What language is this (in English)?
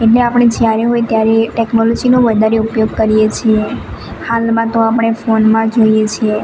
Gujarati